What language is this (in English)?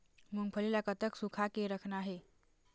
Chhattisgarhi